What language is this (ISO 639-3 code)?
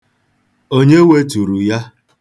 ibo